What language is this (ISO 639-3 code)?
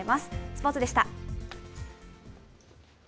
jpn